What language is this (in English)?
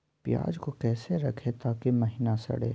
Magahi